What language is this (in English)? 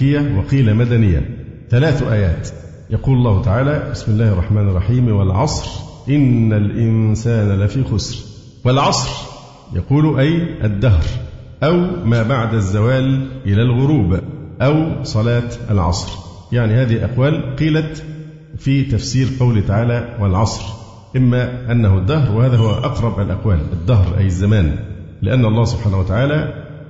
Arabic